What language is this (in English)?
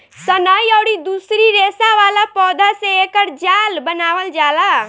Bhojpuri